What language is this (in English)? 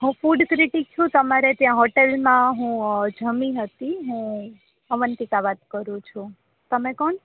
Gujarati